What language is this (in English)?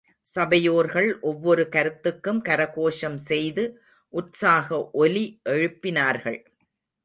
Tamil